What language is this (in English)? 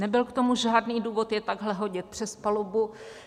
Czech